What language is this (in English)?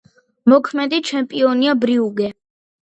Georgian